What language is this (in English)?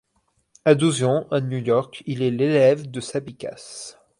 French